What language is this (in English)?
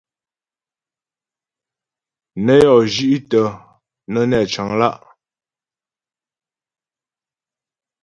Ghomala